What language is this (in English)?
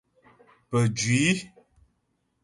Ghomala